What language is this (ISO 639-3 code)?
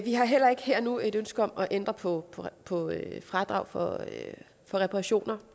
dan